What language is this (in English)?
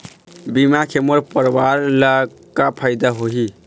Chhattisgarhi